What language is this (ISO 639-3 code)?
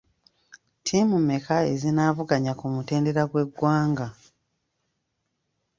lug